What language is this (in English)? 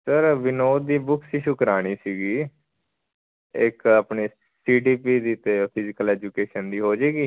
Punjabi